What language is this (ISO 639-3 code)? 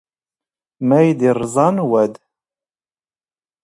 zgh